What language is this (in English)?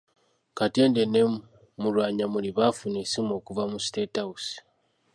Ganda